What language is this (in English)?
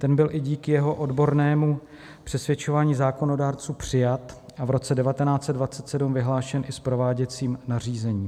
Czech